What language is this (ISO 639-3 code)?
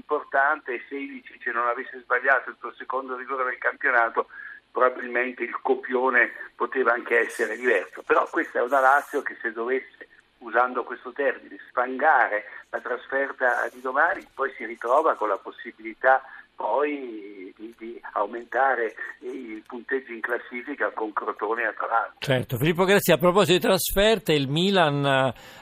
ita